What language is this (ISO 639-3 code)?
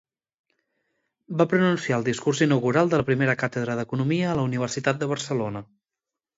cat